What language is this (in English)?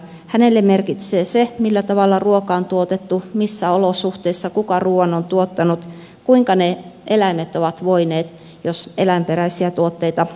Finnish